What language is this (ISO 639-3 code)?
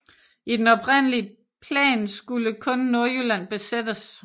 dan